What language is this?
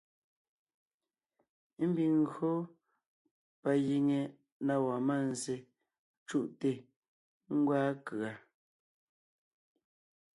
Ngiemboon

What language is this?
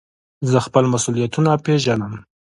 Pashto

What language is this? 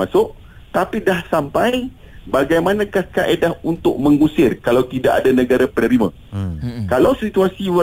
Malay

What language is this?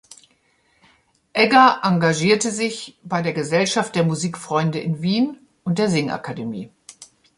German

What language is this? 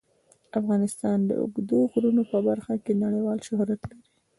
Pashto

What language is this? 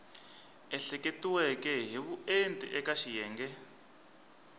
Tsonga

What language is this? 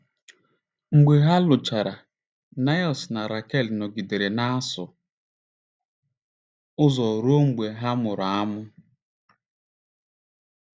Igbo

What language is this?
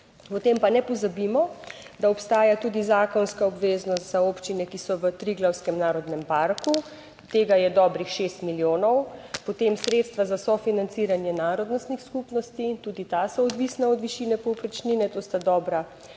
Slovenian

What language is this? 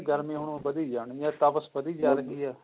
Punjabi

